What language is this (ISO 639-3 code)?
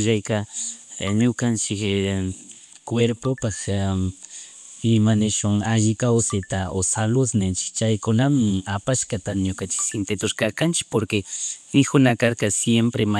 qug